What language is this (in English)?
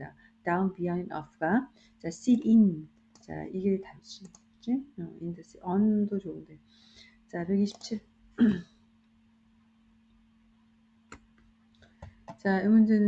Korean